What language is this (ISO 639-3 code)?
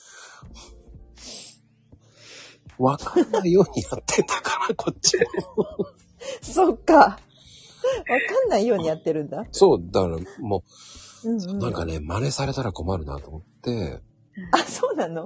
jpn